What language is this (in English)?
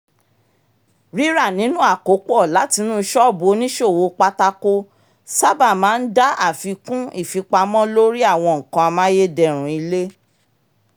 Yoruba